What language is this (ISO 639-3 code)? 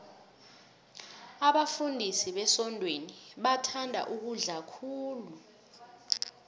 nbl